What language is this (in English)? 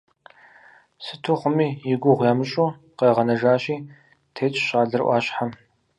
Kabardian